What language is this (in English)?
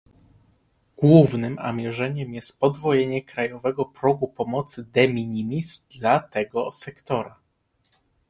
Polish